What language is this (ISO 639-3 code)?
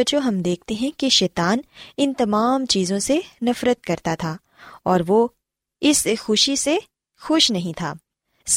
urd